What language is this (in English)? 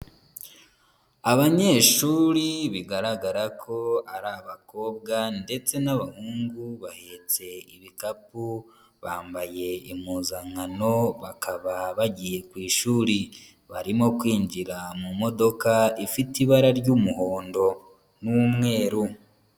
Kinyarwanda